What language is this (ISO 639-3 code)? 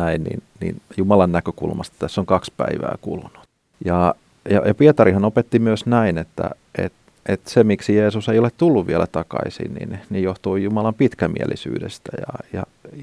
fin